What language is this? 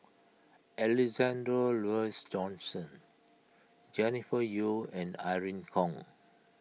English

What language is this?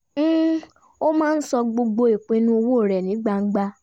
Yoruba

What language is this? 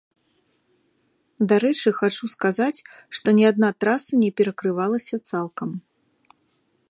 Belarusian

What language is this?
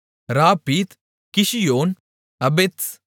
Tamil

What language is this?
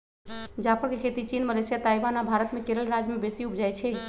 Magahi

